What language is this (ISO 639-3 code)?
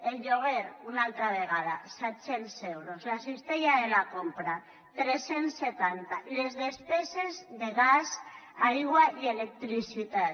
cat